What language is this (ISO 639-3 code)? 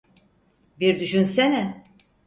tur